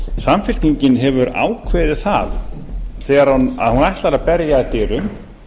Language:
Icelandic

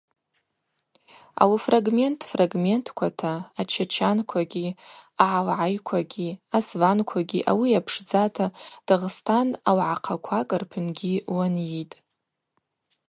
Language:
Abaza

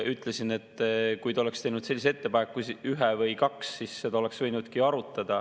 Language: Estonian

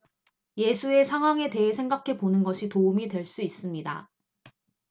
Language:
Korean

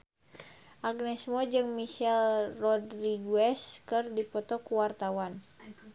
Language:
Sundanese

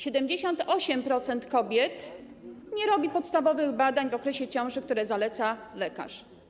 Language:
Polish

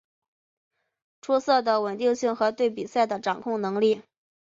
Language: Chinese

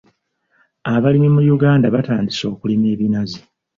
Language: Ganda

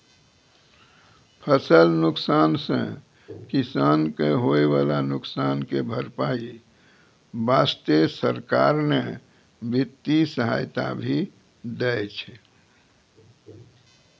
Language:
Maithili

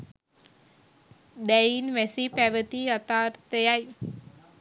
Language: Sinhala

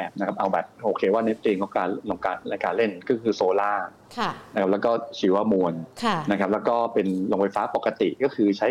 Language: Thai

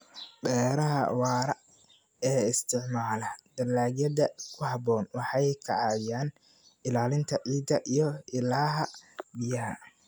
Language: Somali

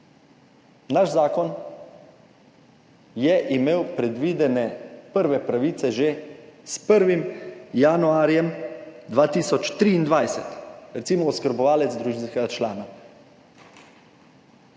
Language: Slovenian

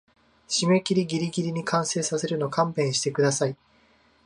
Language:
Japanese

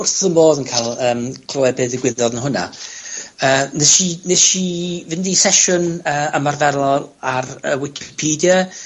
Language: Welsh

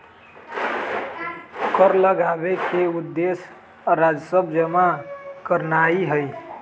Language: Magahi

